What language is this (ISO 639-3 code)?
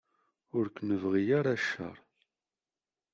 kab